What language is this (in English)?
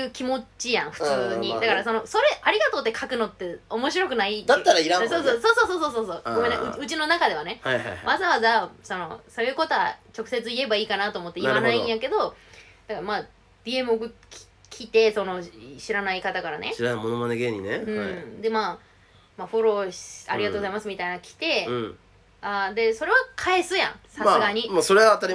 Japanese